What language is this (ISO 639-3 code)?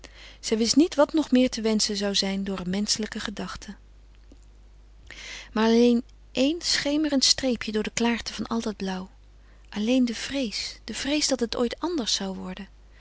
nld